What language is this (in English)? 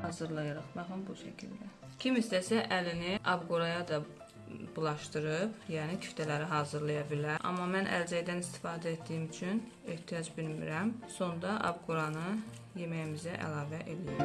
Turkish